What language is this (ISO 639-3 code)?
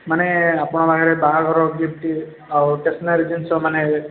ori